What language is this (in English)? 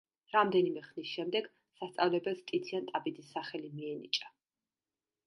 Georgian